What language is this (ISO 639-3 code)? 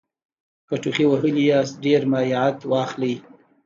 pus